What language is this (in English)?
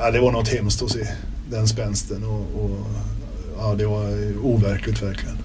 Swedish